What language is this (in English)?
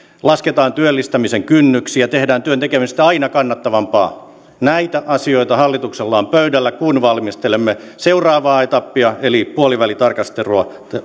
Finnish